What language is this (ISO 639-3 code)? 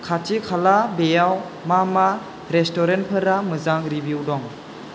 brx